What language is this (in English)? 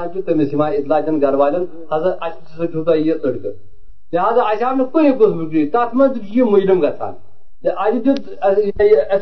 Urdu